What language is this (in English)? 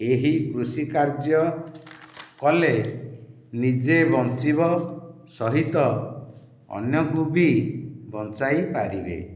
Odia